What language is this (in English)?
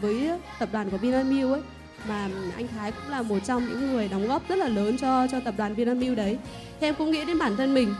Vietnamese